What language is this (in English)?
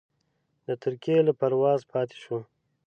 Pashto